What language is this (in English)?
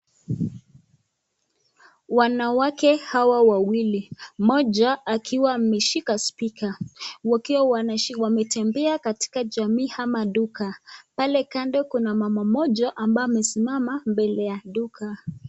Swahili